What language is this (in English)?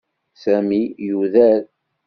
Kabyle